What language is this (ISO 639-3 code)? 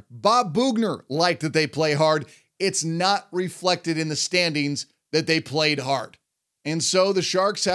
eng